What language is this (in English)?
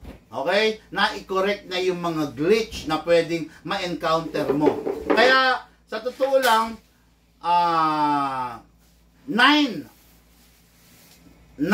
Filipino